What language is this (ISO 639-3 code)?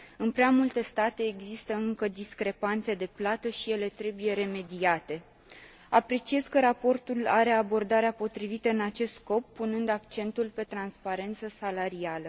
ron